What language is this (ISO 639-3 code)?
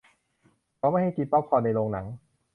tha